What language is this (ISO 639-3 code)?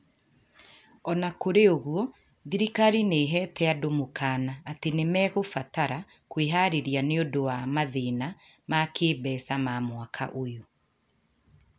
kik